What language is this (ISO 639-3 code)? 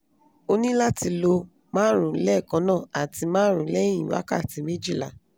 yor